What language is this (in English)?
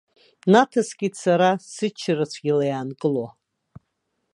Abkhazian